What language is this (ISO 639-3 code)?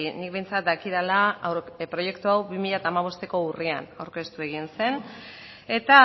eus